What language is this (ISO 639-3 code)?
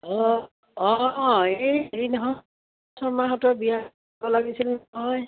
asm